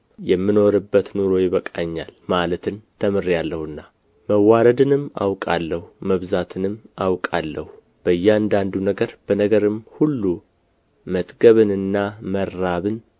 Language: Amharic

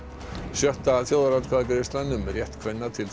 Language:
Icelandic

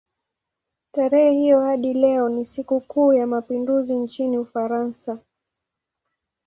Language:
Swahili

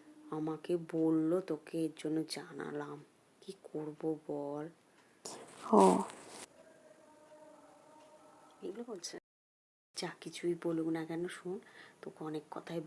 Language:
Bangla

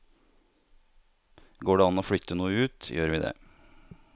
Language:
Norwegian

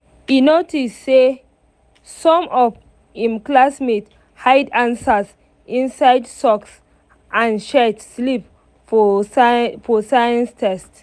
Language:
Nigerian Pidgin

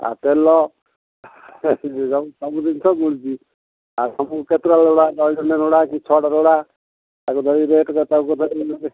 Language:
Odia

